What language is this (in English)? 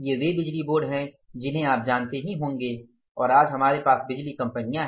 Hindi